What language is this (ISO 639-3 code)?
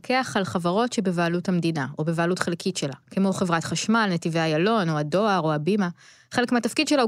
heb